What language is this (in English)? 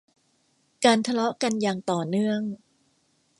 Thai